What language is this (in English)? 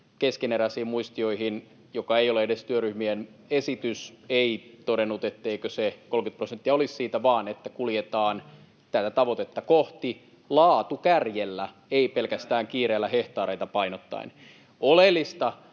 Finnish